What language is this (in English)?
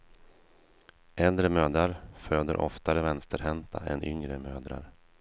Swedish